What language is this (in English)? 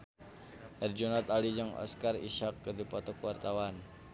Sundanese